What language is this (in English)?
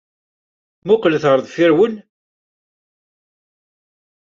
Kabyle